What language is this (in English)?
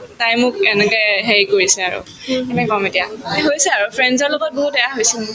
Assamese